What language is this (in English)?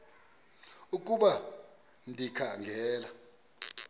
Xhosa